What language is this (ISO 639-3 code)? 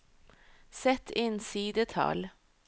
nor